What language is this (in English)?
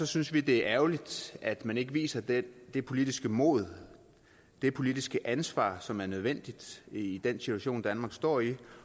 Danish